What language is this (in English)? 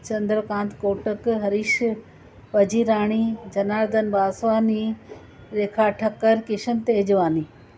Sindhi